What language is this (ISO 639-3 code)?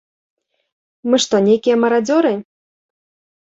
bel